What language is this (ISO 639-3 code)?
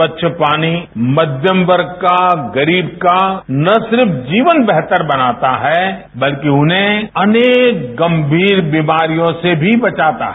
hin